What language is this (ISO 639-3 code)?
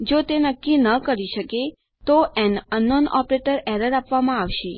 guj